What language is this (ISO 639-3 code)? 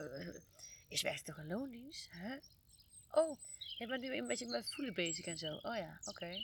nld